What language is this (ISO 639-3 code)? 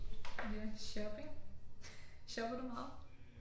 dan